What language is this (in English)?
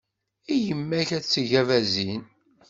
Kabyle